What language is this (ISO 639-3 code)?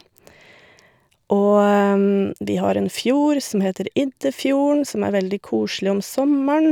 nor